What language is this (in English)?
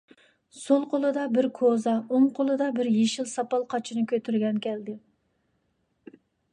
Uyghur